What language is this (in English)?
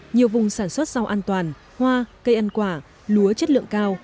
Vietnamese